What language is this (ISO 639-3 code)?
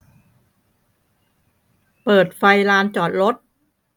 tha